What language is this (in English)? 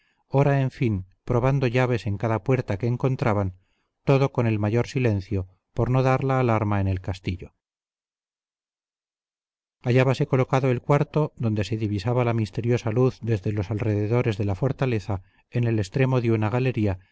Spanish